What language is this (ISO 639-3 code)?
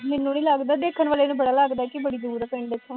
pan